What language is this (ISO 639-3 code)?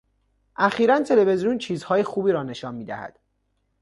fas